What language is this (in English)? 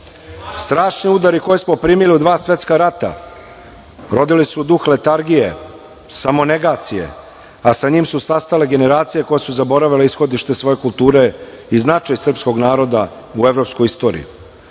Serbian